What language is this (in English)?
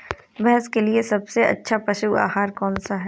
Hindi